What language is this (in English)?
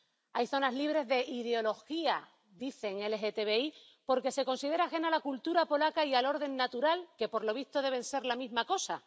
Spanish